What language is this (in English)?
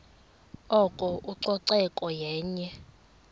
Xhosa